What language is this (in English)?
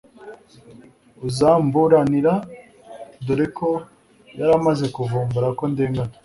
Kinyarwanda